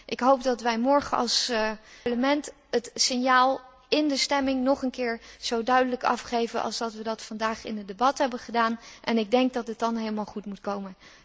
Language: Dutch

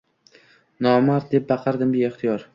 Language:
Uzbek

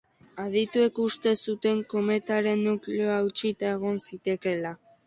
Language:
Basque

